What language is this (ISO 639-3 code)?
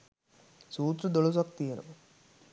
sin